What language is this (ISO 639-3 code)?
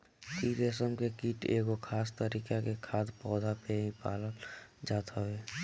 bho